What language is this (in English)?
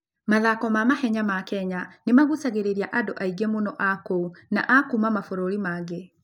Kikuyu